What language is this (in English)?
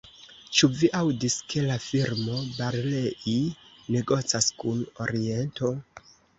Esperanto